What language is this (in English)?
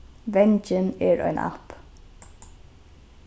Faroese